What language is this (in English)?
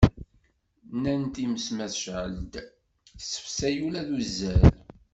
Kabyle